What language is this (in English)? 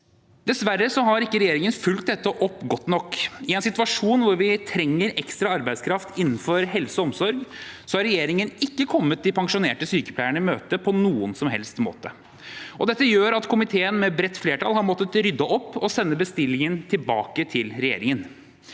Norwegian